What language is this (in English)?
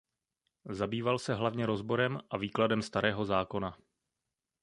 Czech